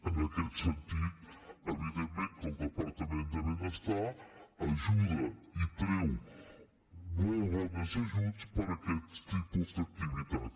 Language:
Catalan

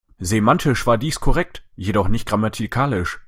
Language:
German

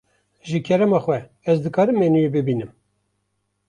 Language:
Kurdish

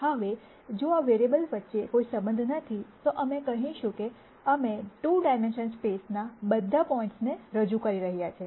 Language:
Gujarati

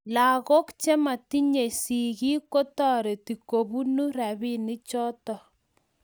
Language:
Kalenjin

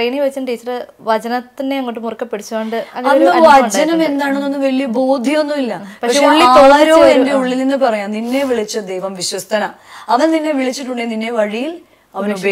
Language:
Malayalam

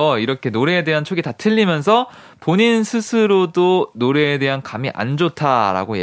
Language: Korean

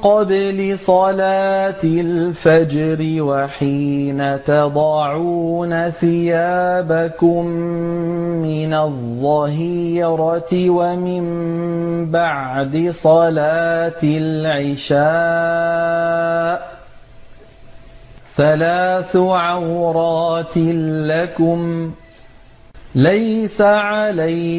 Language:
Arabic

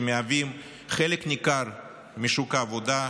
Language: Hebrew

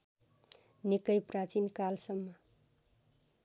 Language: Nepali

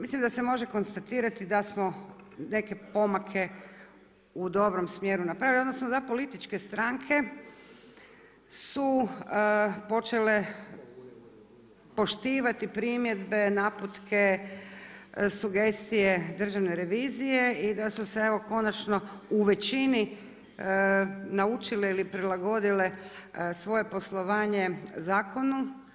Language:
Croatian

